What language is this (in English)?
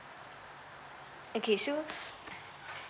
English